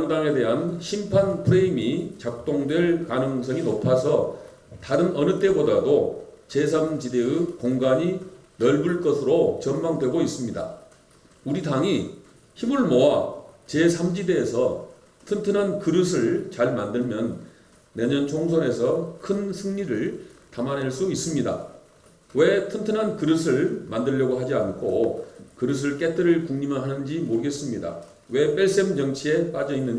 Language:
Korean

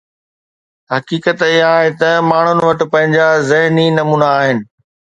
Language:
Sindhi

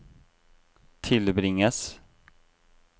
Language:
Norwegian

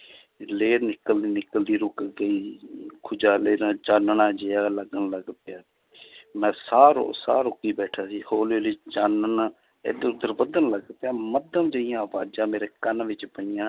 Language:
Punjabi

